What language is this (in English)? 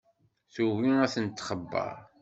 Kabyle